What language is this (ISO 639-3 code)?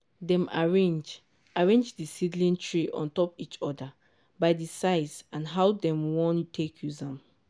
pcm